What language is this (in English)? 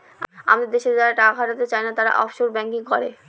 Bangla